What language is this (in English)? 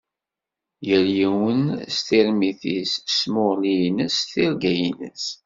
Kabyle